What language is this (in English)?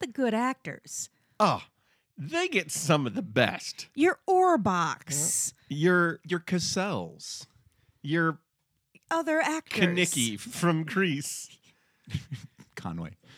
English